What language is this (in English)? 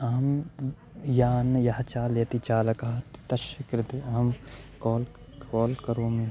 Sanskrit